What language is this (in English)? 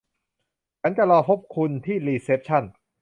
Thai